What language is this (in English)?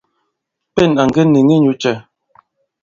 Bankon